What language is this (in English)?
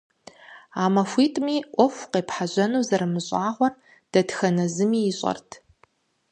Kabardian